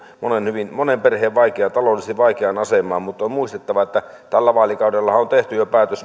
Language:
Finnish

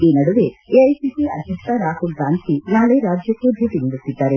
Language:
Kannada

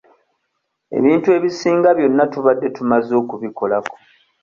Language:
Ganda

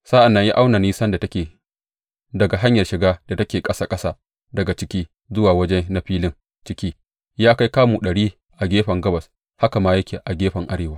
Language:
Hausa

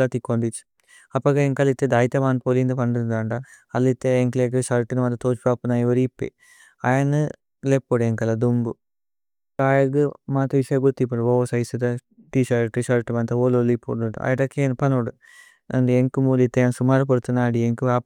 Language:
Tulu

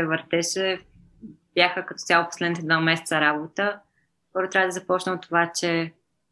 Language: Bulgarian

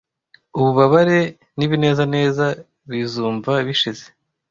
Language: Kinyarwanda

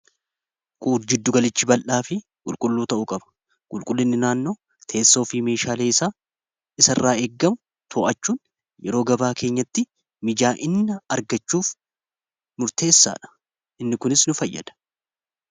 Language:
Oromo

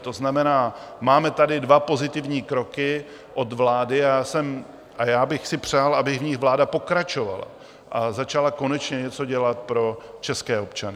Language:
Czech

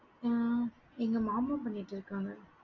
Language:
Tamil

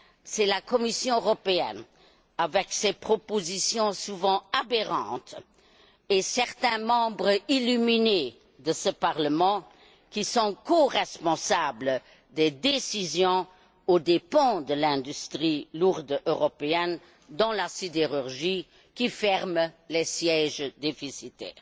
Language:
French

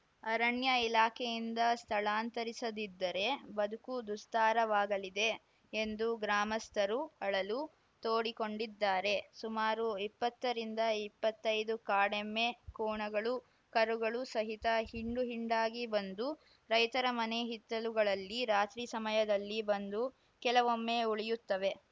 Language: Kannada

